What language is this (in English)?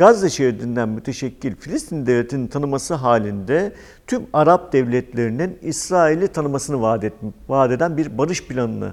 Turkish